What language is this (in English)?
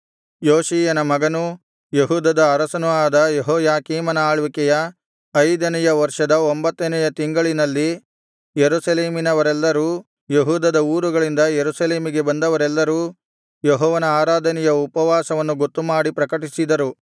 Kannada